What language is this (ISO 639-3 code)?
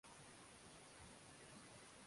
swa